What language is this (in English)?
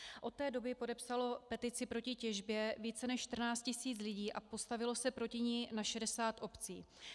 Czech